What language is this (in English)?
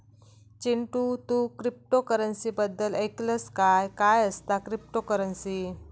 Marathi